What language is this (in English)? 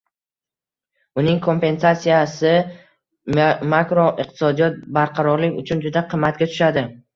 Uzbek